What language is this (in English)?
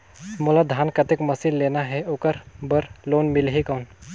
Chhattisgarhi